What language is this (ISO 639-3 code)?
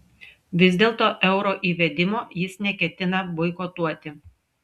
lit